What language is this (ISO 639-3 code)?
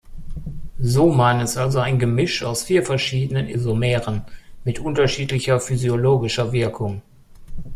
deu